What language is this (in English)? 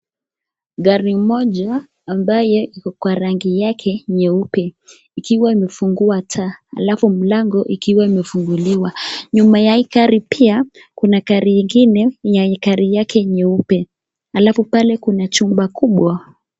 Swahili